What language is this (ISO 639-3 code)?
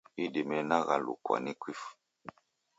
dav